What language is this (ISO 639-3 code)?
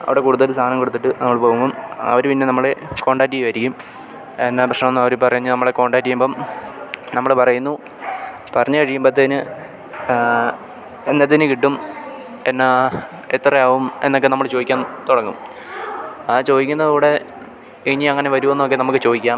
mal